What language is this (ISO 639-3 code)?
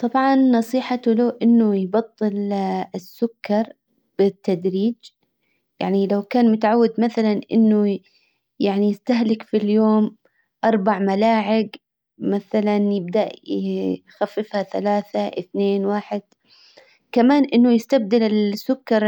acw